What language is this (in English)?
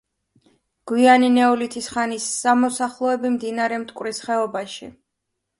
Georgian